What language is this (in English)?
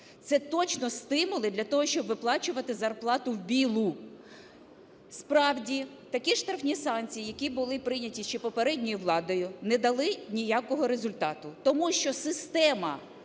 Ukrainian